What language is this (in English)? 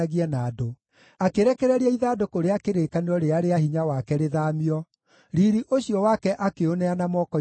Kikuyu